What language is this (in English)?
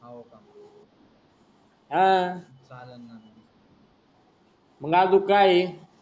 Marathi